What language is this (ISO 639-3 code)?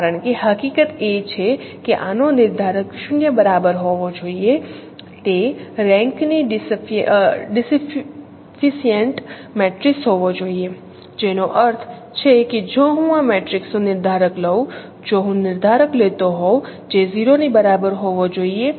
guj